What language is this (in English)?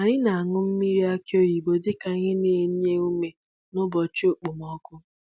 Igbo